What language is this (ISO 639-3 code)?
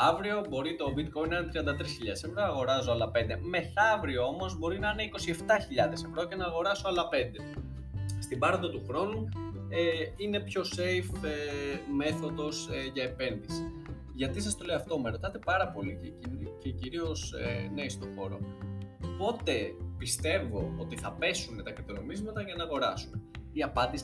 ell